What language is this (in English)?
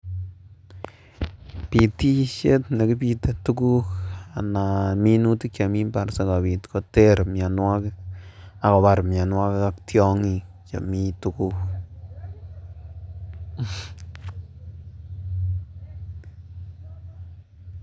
Kalenjin